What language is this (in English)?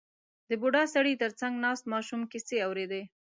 Pashto